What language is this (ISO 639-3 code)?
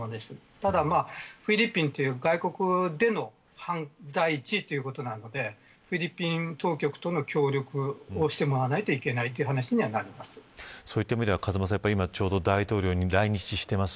jpn